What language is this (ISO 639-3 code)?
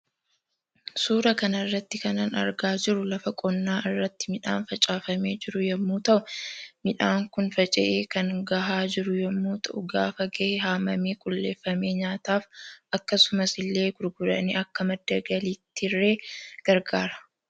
orm